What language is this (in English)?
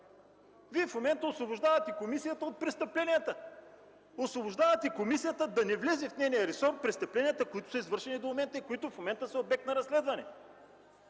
Bulgarian